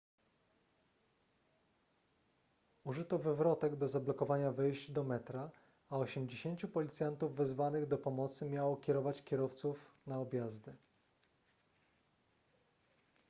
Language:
Polish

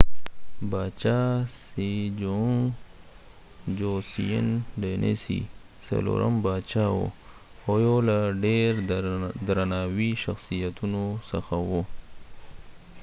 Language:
Pashto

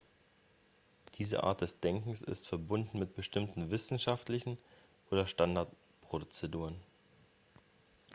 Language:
German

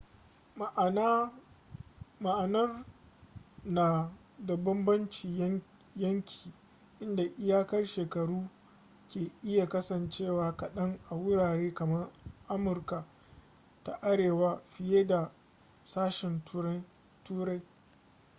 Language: Hausa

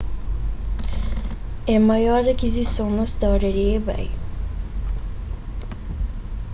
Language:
Kabuverdianu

